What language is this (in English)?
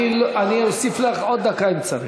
Hebrew